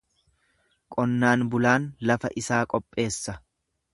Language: Oromo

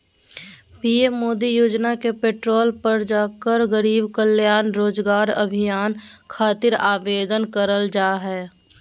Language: Magahi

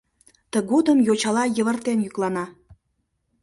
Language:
Mari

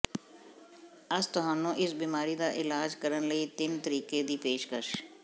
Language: Punjabi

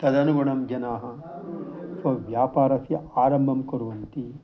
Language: Sanskrit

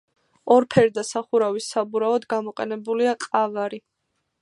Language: Georgian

